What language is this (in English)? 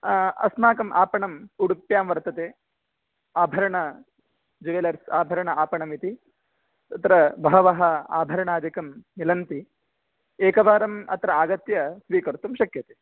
Sanskrit